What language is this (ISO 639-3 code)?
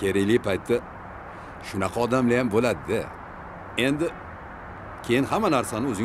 tur